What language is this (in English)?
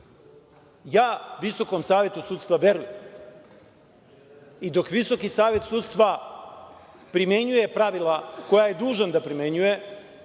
Serbian